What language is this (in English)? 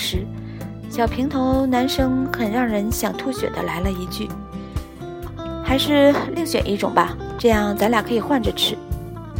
Chinese